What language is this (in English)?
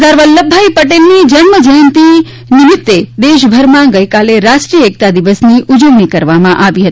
Gujarati